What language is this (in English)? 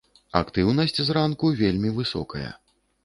Belarusian